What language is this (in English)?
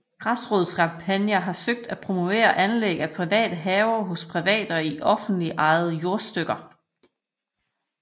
Danish